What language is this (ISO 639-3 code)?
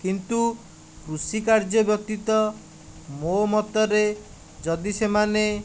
ori